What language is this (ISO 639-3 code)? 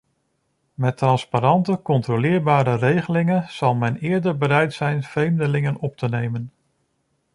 nld